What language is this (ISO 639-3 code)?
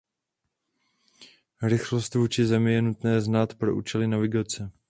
ces